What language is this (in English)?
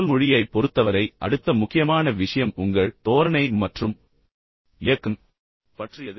Tamil